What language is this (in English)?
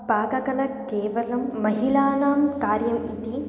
Sanskrit